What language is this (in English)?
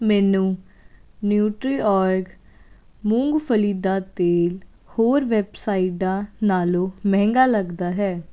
Punjabi